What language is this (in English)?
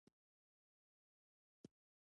Pashto